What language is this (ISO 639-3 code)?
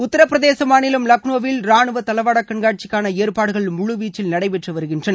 tam